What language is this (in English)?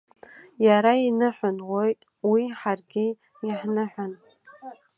Abkhazian